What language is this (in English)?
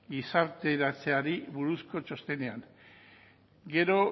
Basque